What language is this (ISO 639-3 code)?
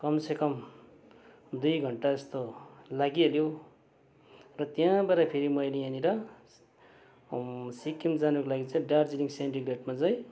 nep